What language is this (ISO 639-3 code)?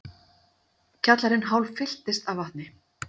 isl